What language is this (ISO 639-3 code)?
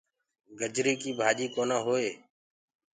ggg